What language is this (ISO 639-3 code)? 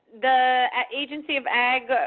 eng